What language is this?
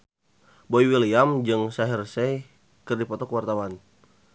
Sundanese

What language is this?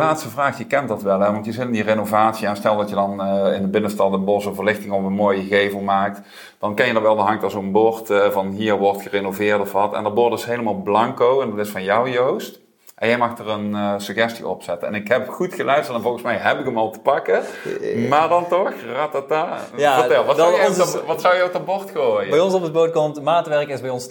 Dutch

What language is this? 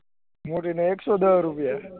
Gujarati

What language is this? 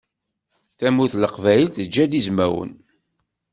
Kabyle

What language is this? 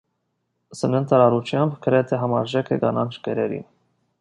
Armenian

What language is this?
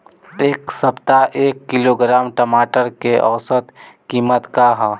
Bhojpuri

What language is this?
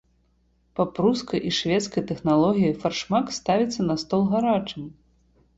Belarusian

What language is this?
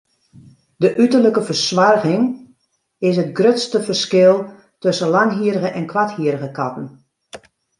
Western Frisian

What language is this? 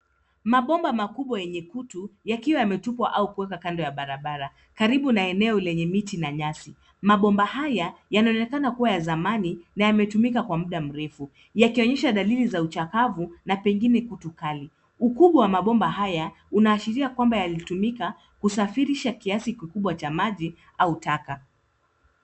Swahili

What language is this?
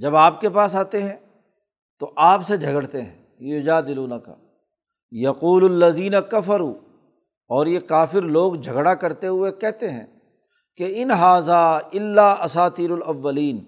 Urdu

